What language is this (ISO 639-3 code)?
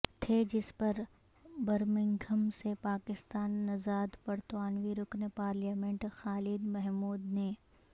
urd